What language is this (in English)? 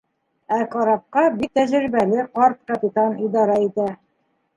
Bashkir